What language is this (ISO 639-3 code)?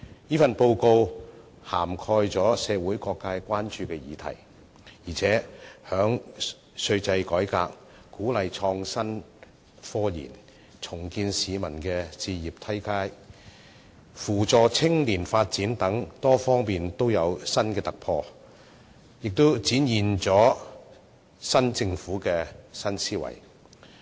yue